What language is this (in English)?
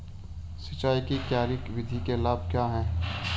Hindi